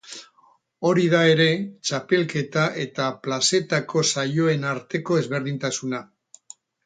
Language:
Basque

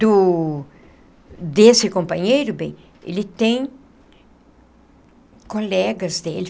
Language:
Portuguese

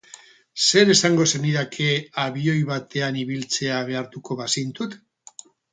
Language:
Basque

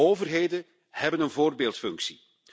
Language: Dutch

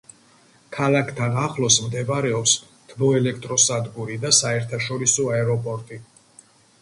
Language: Georgian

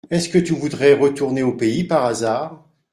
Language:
French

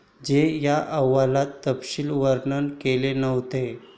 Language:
Marathi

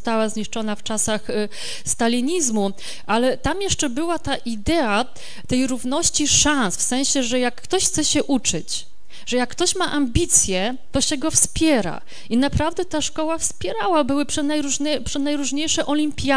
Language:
Polish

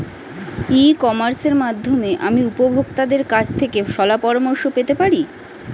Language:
Bangla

